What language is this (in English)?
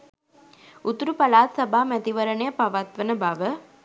Sinhala